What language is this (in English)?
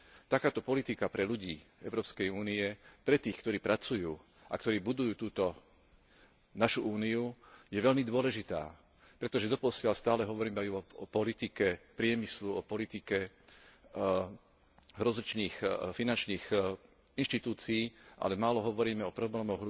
Slovak